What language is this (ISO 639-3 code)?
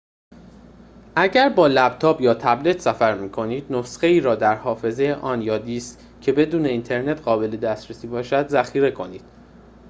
fas